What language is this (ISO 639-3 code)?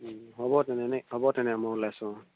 asm